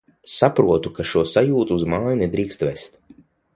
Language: Latvian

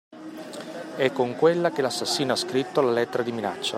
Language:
Italian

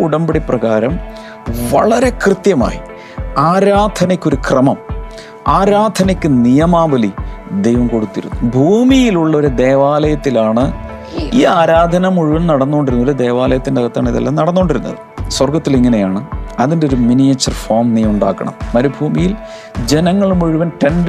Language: Malayalam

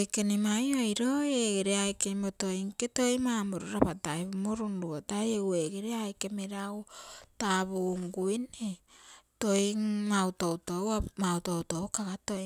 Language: Terei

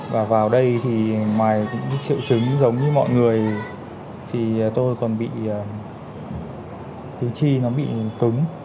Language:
Vietnamese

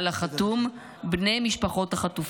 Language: Hebrew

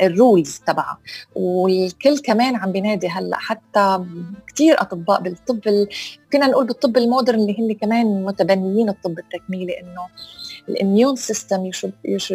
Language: Arabic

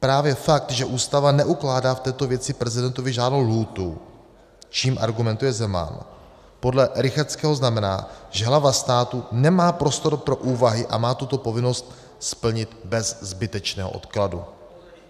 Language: Czech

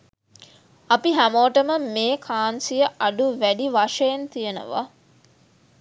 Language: Sinhala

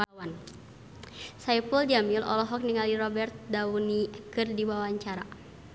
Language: Sundanese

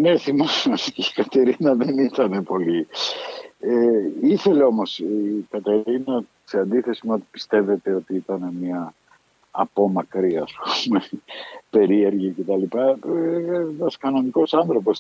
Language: Greek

